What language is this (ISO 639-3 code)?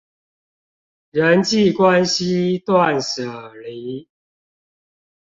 zho